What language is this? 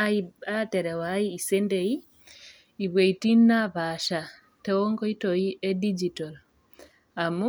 Masai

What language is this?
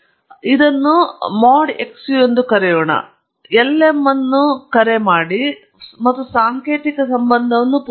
Kannada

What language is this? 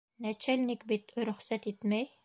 Bashkir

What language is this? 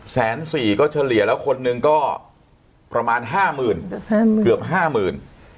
Thai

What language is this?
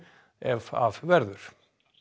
Icelandic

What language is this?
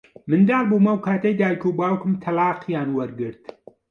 Central Kurdish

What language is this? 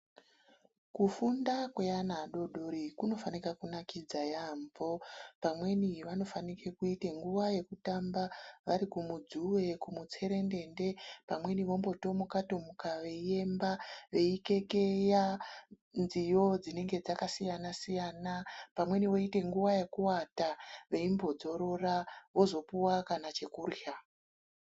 Ndau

